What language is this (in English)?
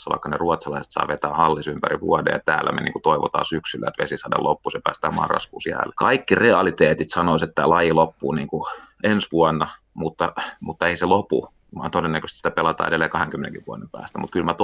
Finnish